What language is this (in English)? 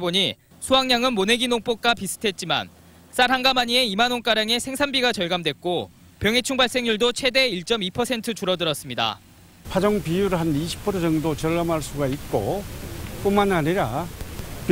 Korean